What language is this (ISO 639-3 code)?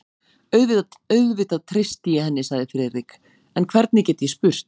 isl